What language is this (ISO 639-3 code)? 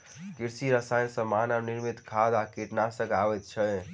mai